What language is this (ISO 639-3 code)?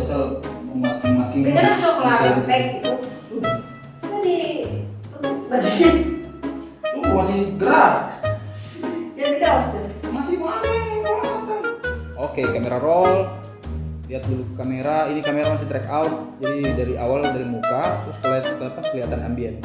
ind